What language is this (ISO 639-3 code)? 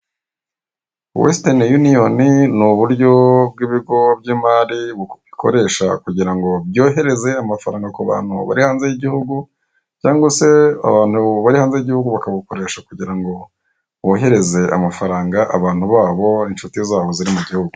kin